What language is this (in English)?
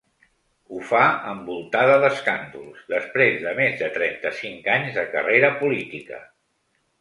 Catalan